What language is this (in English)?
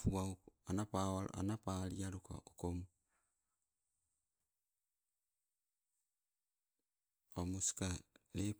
Sibe